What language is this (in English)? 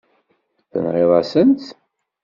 Kabyle